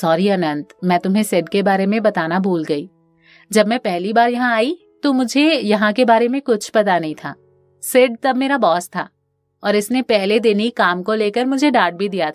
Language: Hindi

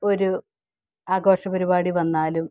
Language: Malayalam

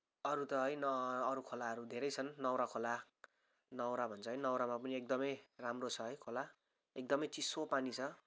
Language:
Nepali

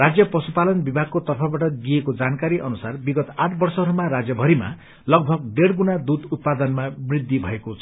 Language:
Nepali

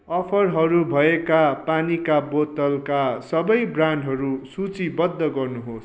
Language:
Nepali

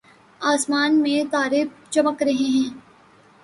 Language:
Urdu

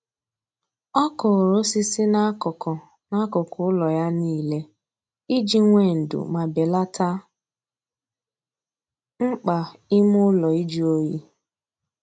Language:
Igbo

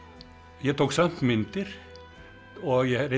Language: Icelandic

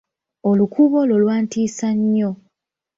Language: Ganda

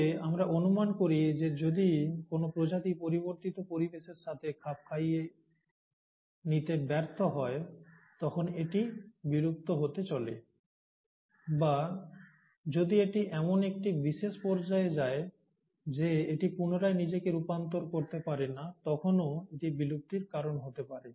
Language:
Bangla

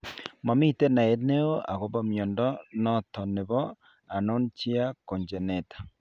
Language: Kalenjin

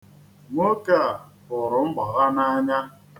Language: Igbo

